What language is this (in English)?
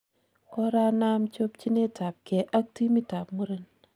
Kalenjin